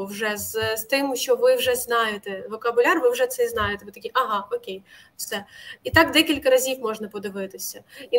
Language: Ukrainian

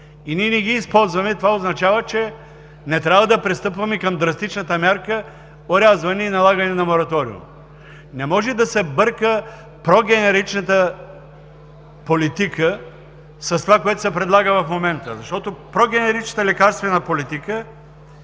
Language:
Bulgarian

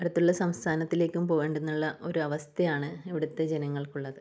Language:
Malayalam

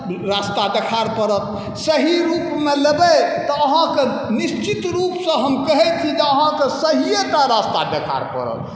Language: Maithili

